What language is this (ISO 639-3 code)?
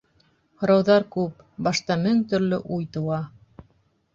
bak